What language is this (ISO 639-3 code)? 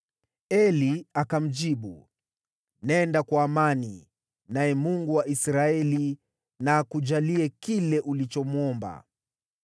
swa